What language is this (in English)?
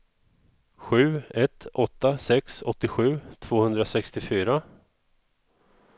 Swedish